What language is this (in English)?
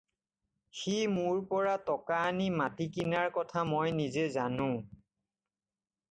Assamese